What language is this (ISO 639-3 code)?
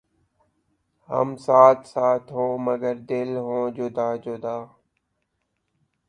urd